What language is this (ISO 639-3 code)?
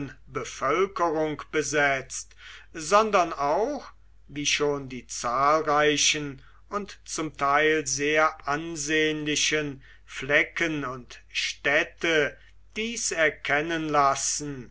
deu